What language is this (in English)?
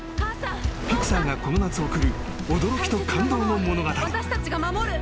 Japanese